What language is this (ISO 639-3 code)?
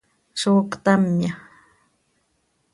sei